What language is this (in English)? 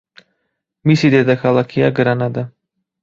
Georgian